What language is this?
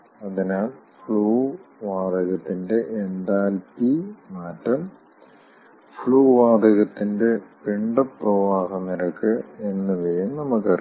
Malayalam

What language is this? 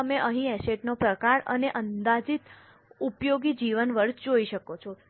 Gujarati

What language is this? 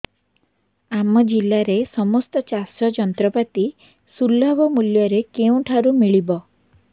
Odia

